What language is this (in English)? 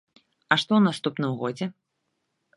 Belarusian